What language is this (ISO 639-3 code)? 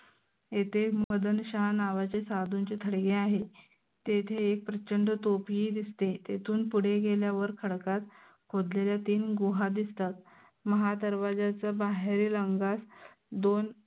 mar